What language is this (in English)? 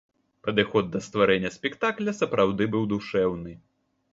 Belarusian